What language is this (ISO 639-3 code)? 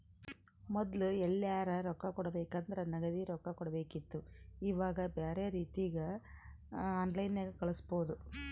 kan